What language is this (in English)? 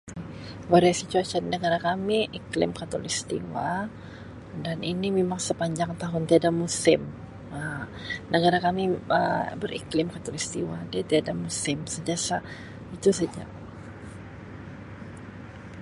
Sabah Malay